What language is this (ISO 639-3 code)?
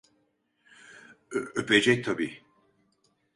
tur